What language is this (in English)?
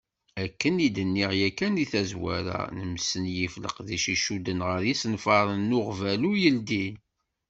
Kabyle